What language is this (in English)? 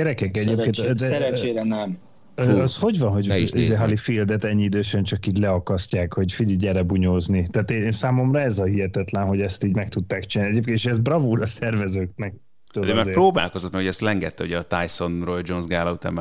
Hungarian